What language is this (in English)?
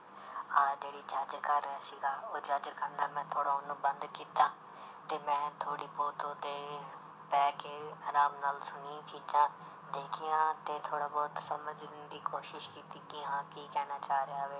Punjabi